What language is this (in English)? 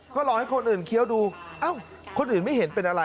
Thai